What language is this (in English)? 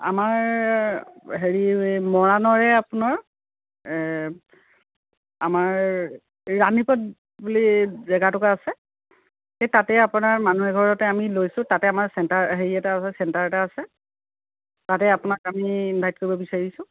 Assamese